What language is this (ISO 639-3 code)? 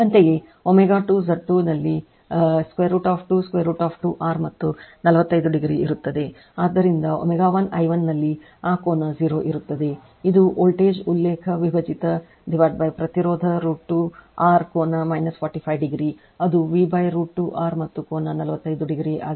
kan